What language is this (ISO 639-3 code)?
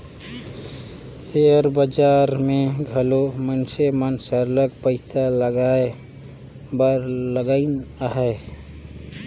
hne